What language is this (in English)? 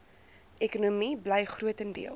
Afrikaans